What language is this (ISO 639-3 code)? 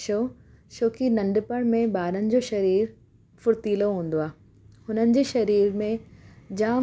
snd